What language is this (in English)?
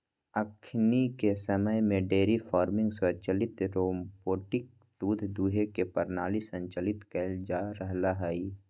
Magahi